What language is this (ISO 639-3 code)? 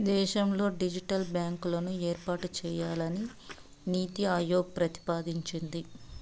tel